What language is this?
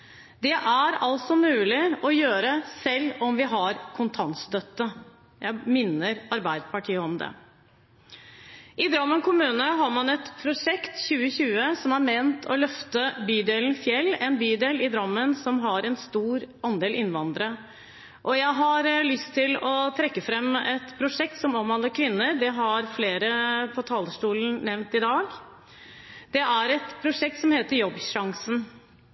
Norwegian Bokmål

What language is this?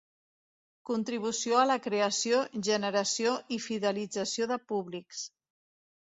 Catalan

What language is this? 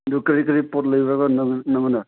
Manipuri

